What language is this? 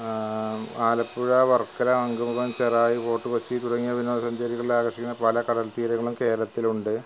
Malayalam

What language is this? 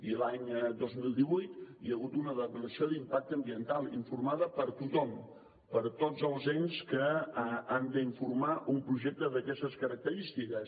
Catalan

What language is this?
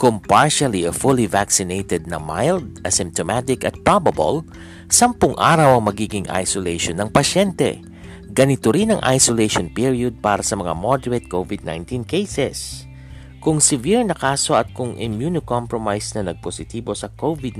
Filipino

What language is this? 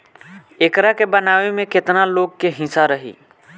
Bhojpuri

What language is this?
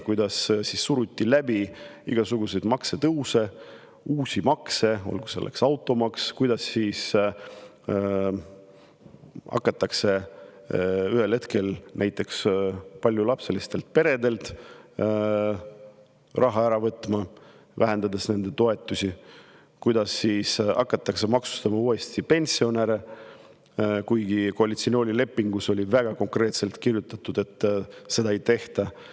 Estonian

